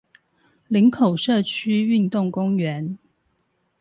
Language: Chinese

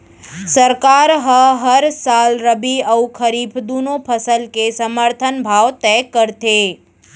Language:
Chhattisgarhi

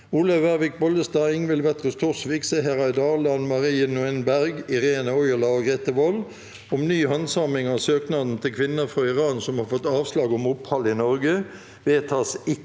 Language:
Norwegian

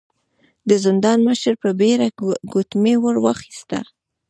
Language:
Pashto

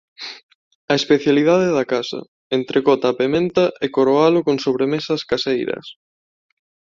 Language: Galician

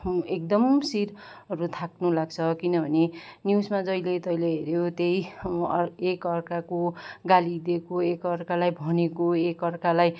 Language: Nepali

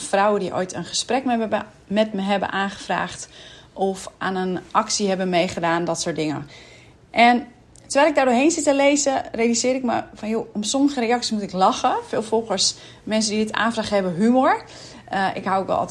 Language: Dutch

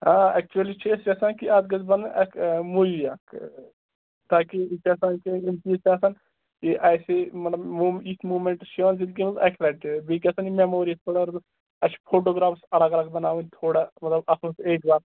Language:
Kashmiri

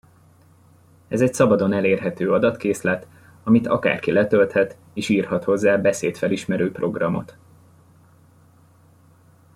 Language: Hungarian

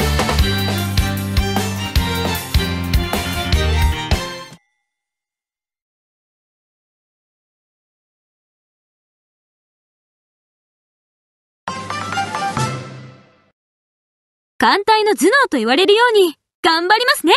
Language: Japanese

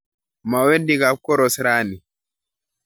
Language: Kalenjin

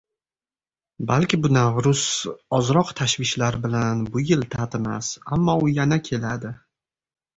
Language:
Uzbek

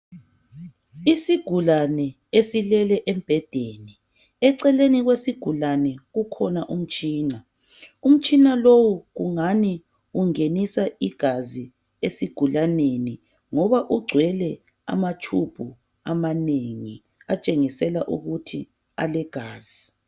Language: North Ndebele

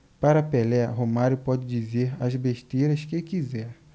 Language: Portuguese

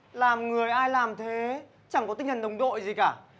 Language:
Vietnamese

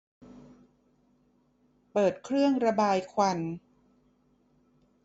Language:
Thai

